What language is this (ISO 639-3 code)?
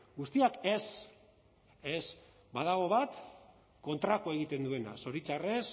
eus